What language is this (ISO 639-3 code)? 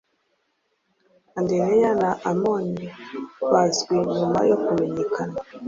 kin